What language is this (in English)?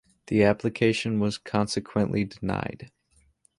English